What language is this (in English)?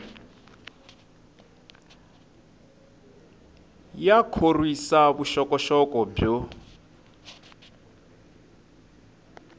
Tsonga